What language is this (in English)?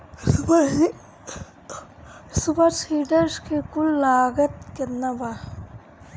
Bhojpuri